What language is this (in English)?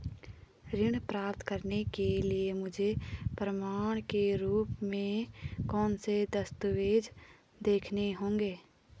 Hindi